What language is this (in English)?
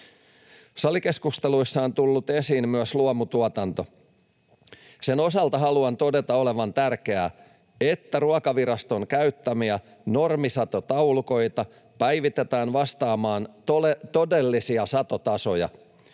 Finnish